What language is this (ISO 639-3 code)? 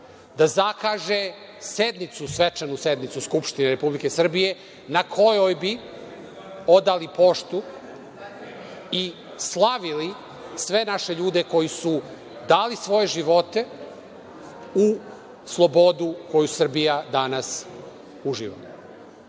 srp